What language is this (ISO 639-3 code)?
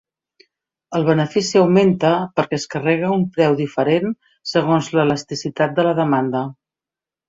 cat